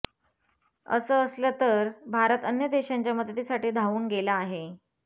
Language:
Marathi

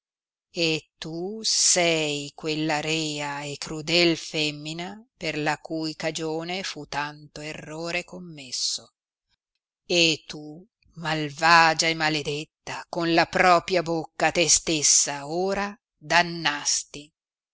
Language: Italian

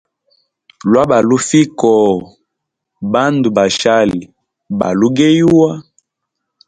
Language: Hemba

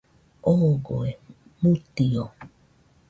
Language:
Nüpode Huitoto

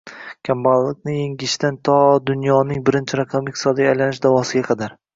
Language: Uzbek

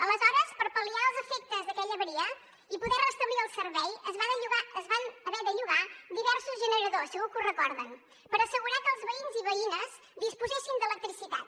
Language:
Catalan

